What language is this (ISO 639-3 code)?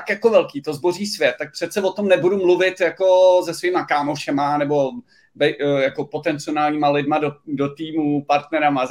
ces